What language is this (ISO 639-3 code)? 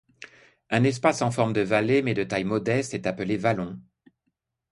fra